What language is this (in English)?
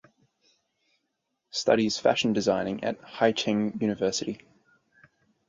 English